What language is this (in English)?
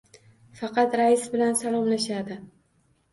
Uzbek